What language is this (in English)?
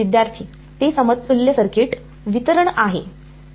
Marathi